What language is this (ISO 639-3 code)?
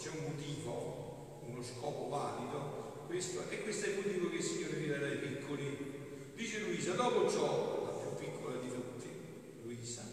ita